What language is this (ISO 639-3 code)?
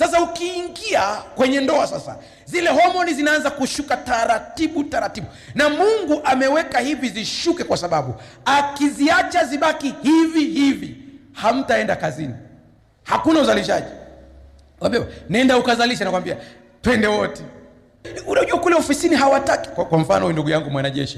swa